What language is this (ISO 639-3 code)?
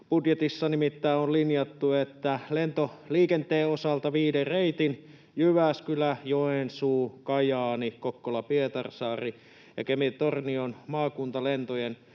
fin